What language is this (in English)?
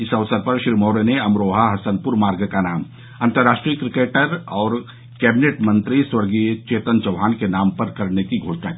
Hindi